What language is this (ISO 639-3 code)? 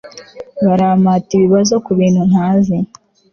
kin